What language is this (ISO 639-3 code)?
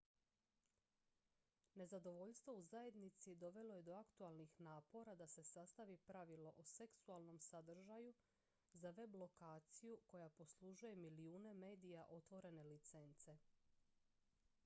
hrv